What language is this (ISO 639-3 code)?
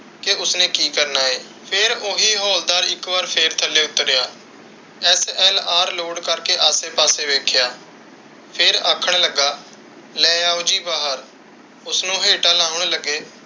pan